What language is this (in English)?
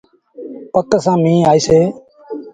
Sindhi Bhil